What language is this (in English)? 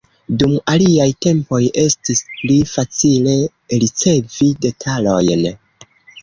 Esperanto